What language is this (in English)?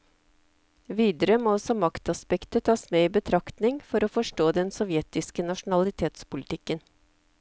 Norwegian